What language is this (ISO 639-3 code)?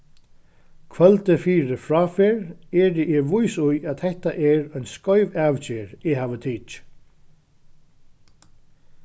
fao